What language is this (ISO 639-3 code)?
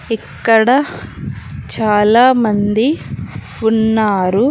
tel